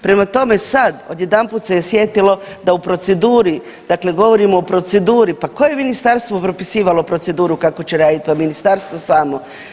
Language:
Croatian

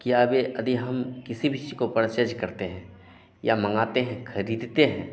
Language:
Hindi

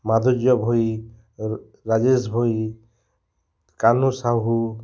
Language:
Odia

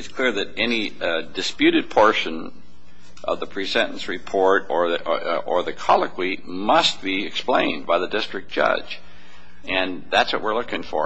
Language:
English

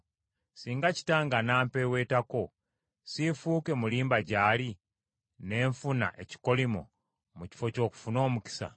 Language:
Ganda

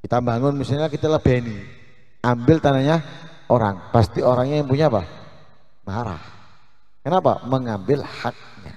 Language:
Indonesian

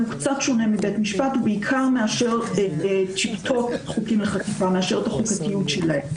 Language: Hebrew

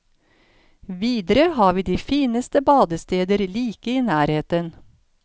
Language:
Norwegian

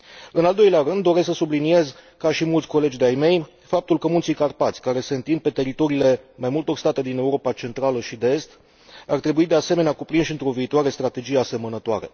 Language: Romanian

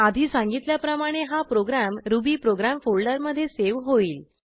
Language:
Marathi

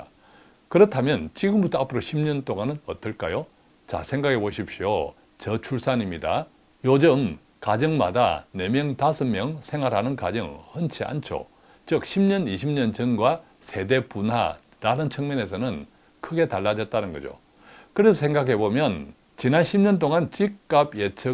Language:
Korean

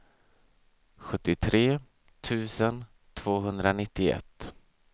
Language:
Swedish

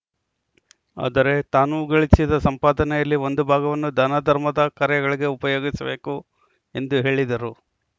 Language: Kannada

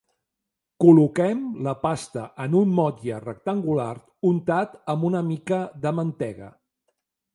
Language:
Catalan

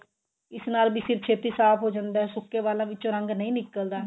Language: Punjabi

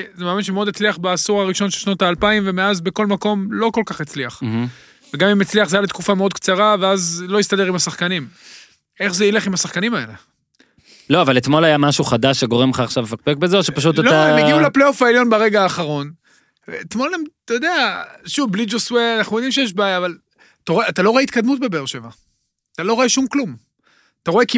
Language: Hebrew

